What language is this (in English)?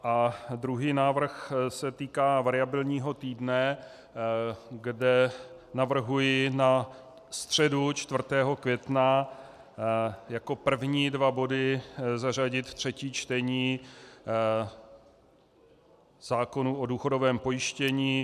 Czech